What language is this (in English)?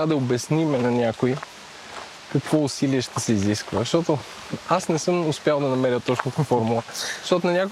Bulgarian